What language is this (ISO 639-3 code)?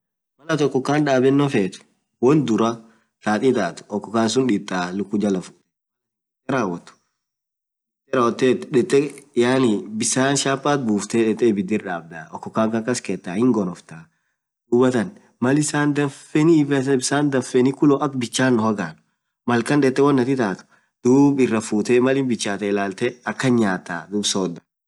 orc